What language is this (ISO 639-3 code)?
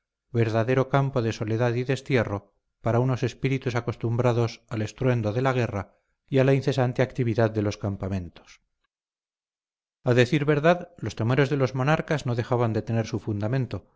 spa